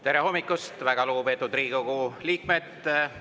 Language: Estonian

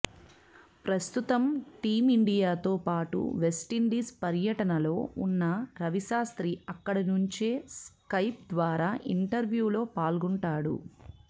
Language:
Telugu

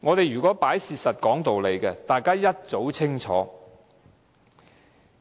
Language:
Cantonese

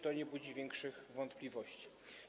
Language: Polish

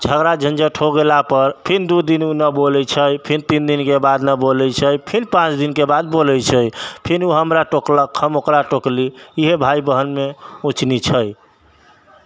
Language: Maithili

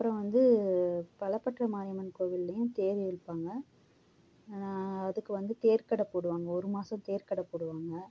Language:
Tamil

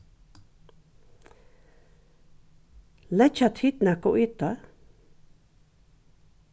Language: Faroese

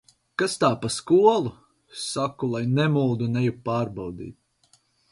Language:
Latvian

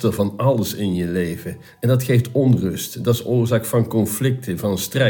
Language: Dutch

